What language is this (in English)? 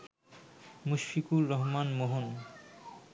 Bangla